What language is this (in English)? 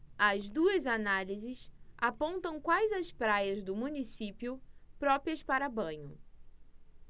Portuguese